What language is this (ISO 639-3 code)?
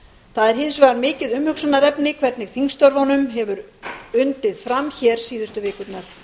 isl